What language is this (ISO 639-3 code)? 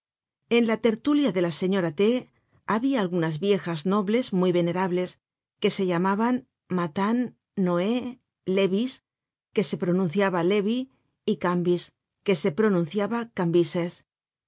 spa